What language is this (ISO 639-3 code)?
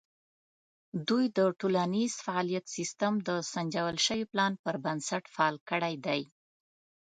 pus